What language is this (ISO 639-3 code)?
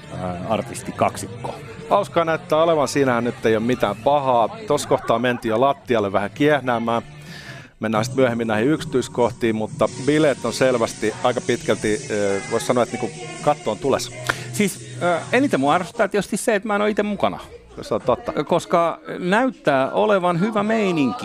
fin